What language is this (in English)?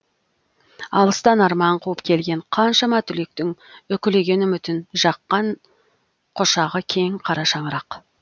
Kazakh